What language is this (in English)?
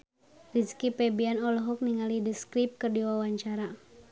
Sundanese